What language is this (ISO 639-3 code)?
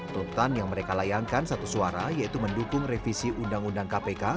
ind